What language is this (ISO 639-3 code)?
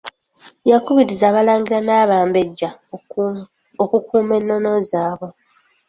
lug